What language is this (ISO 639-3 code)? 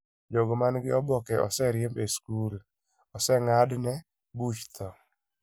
luo